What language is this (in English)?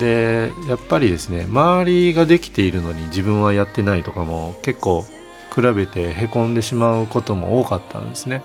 Japanese